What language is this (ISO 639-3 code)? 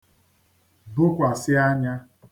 ibo